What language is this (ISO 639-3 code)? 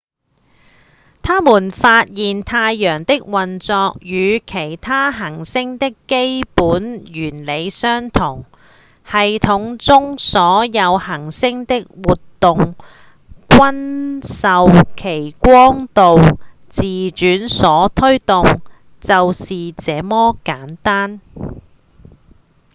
yue